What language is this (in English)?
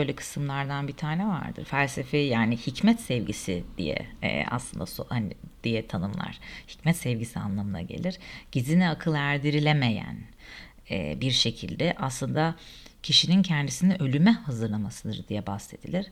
Turkish